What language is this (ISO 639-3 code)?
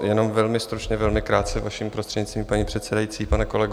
ces